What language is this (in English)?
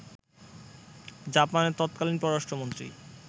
Bangla